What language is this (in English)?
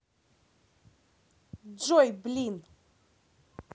Russian